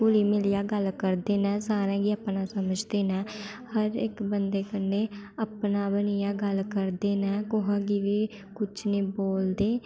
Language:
Dogri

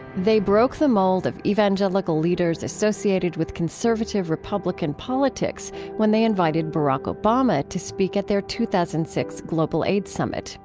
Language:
English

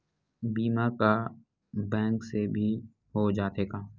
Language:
Chhattisgarhi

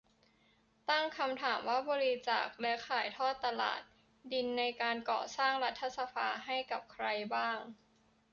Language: Thai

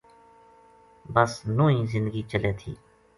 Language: Gujari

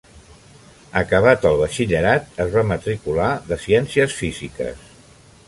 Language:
Catalan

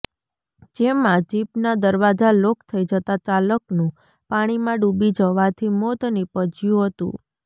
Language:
Gujarati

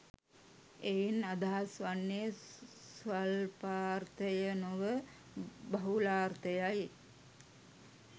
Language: Sinhala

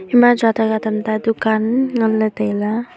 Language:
Wancho Naga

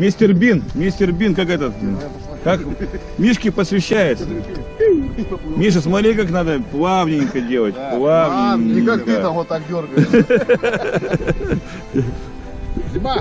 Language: Russian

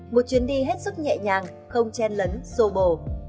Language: Vietnamese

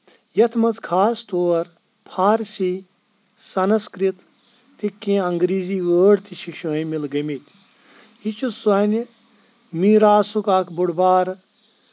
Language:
Kashmiri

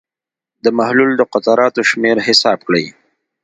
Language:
Pashto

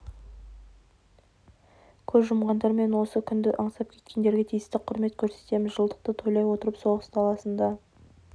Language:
Kazakh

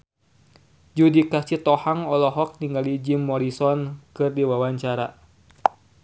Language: Sundanese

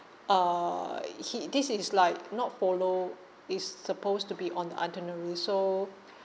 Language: English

